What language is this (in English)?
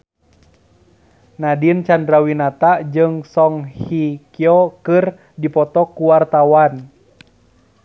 Sundanese